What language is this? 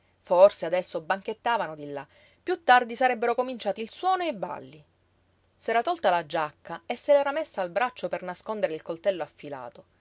Italian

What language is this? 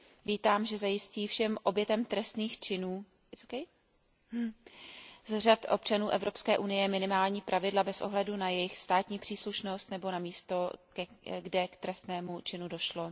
Czech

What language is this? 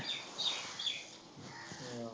Punjabi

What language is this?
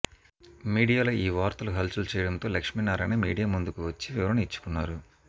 Telugu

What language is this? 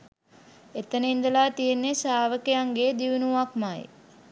Sinhala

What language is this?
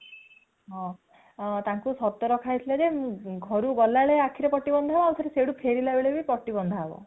Odia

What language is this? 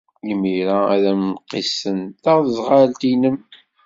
Kabyle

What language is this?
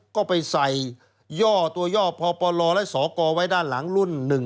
Thai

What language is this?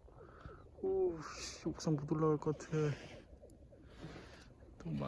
Korean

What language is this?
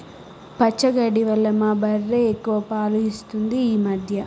Telugu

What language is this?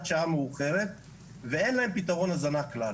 Hebrew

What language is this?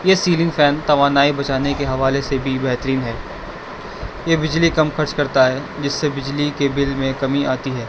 Urdu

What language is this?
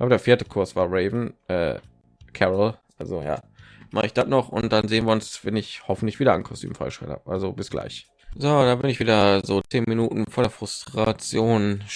German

